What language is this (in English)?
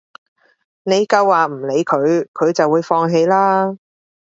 Cantonese